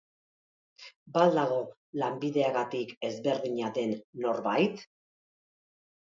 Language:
Basque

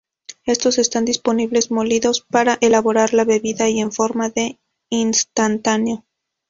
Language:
Spanish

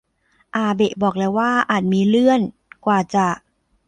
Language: Thai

